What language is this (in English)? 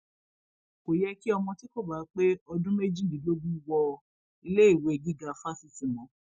Yoruba